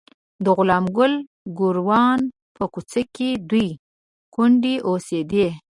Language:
Pashto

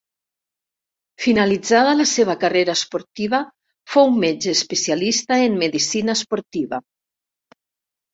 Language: Catalan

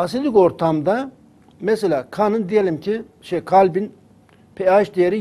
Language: Turkish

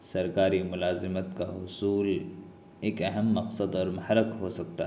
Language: Urdu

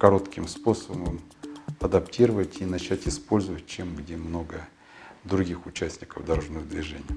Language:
Russian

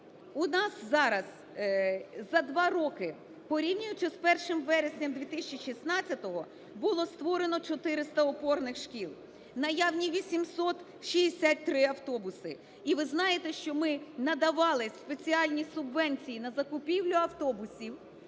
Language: Ukrainian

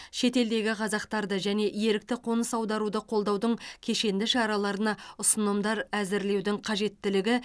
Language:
Kazakh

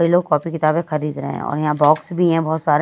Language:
Hindi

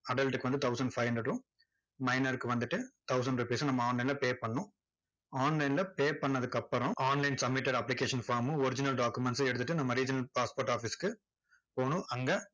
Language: Tamil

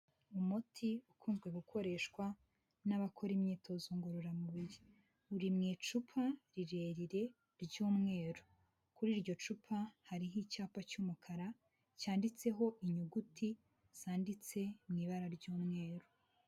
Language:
Kinyarwanda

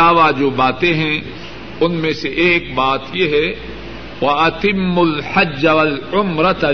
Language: Urdu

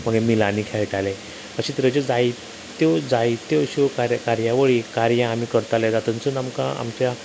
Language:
Konkani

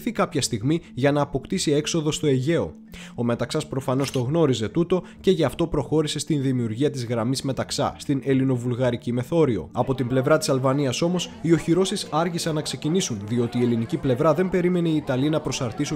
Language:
Greek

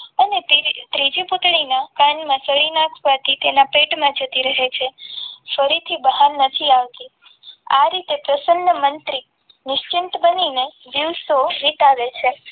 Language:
Gujarati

